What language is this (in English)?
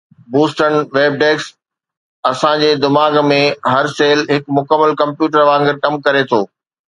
Sindhi